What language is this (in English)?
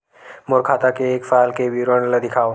Chhattisgarhi